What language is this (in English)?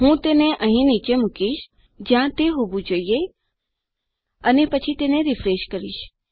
Gujarati